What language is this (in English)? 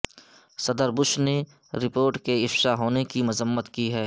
Urdu